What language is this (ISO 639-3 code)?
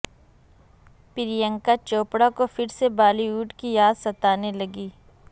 urd